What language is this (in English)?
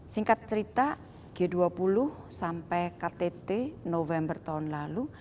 Indonesian